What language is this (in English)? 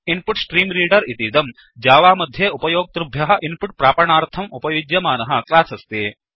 Sanskrit